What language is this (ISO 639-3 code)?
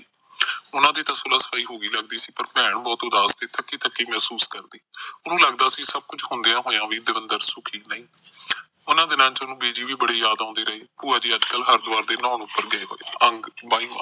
pan